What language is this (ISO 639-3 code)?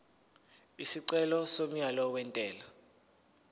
zul